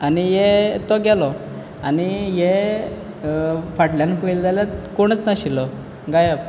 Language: Konkani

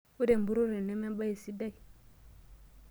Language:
Masai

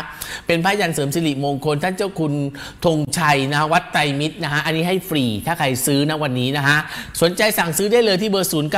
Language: Thai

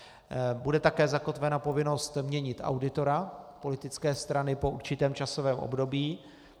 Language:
Czech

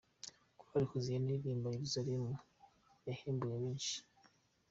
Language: Kinyarwanda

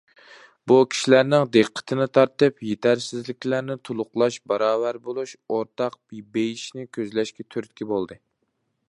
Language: Uyghur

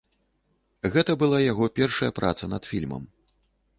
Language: Belarusian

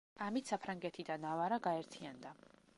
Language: Georgian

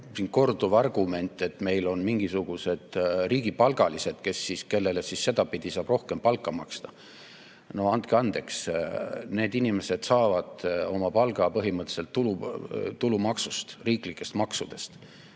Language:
Estonian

